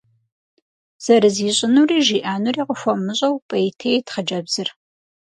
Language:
Kabardian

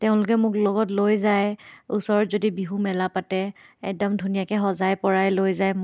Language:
Assamese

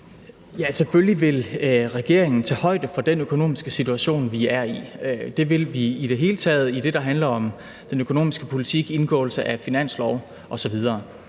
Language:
Danish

